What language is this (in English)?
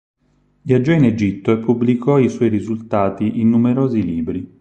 Italian